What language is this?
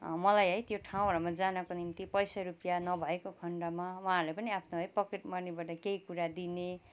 Nepali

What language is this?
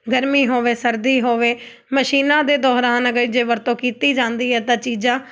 Punjabi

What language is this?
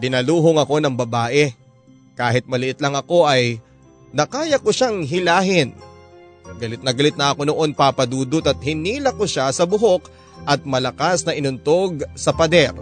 Filipino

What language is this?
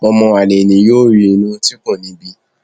Yoruba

